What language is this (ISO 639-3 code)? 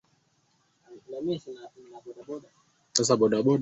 swa